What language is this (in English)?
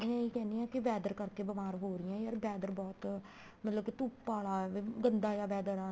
Punjabi